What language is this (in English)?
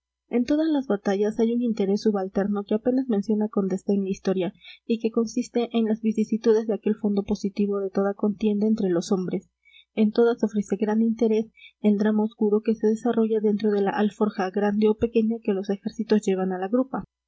Spanish